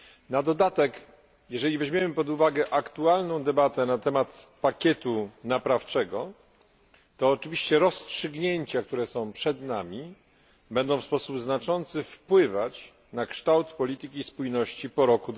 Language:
Polish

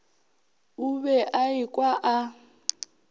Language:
Northern Sotho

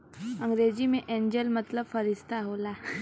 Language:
Bhojpuri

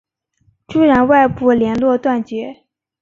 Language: Chinese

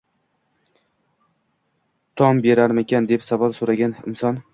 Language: Uzbek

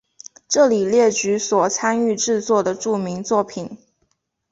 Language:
Chinese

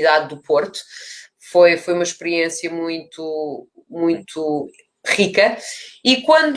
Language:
Portuguese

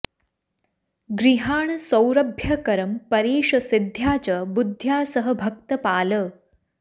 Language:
Sanskrit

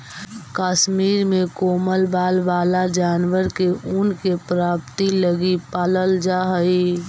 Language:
Magahi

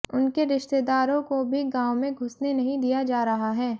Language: Hindi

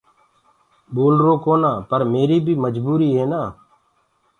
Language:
Gurgula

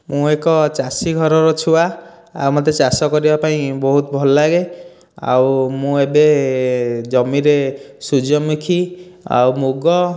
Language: Odia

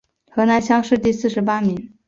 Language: Chinese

